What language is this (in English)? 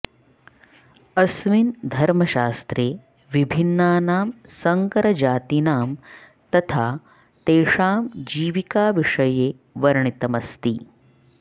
Sanskrit